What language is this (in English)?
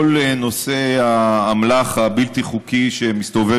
Hebrew